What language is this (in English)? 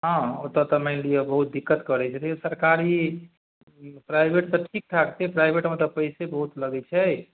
Maithili